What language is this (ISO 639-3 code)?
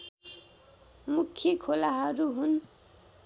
nep